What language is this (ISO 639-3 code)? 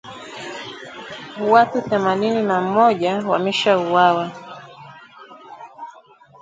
swa